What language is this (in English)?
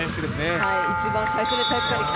Japanese